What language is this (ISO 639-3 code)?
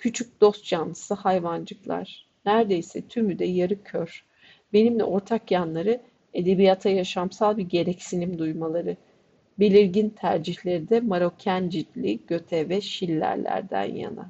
tur